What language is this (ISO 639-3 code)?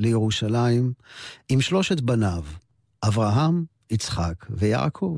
heb